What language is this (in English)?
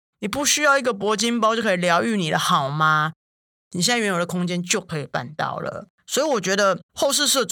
Chinese